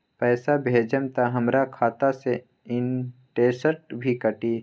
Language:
Magahi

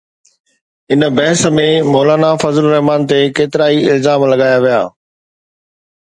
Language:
Sindhi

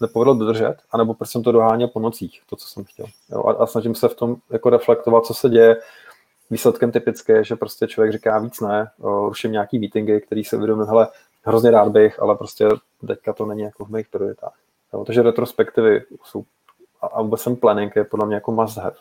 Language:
Czech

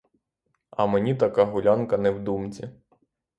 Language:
Ukrainian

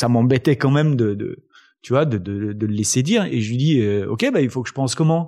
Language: French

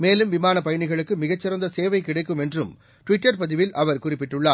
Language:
Tamil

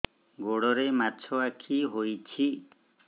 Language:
Odia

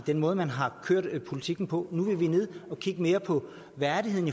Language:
Danish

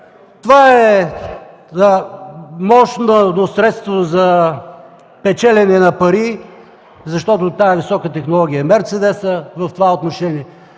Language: Bulgarian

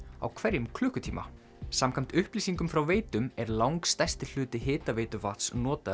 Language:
Icelandic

